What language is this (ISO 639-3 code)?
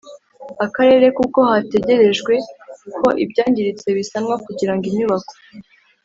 kin